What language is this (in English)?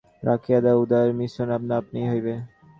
Bangla